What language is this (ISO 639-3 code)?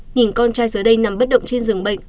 vie